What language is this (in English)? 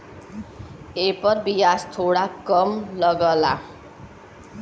Bhojpuri